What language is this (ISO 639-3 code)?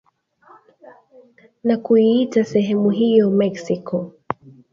swa